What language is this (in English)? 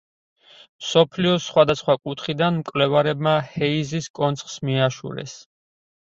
Georgian